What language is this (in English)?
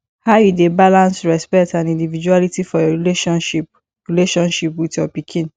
Nigerian Pidgin